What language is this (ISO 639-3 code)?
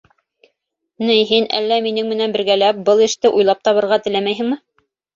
bak